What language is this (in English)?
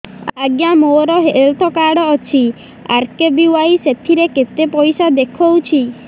Odia